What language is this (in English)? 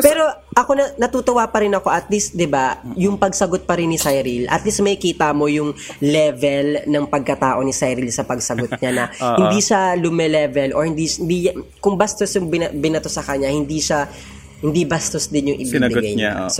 Filipino